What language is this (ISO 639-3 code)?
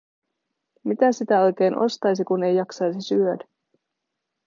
fin